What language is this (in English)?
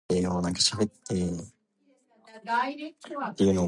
English